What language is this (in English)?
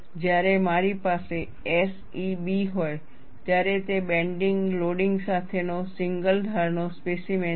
Gujarati